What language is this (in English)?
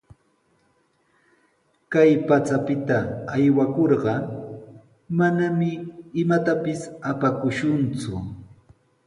Sihuas Ancash Quechua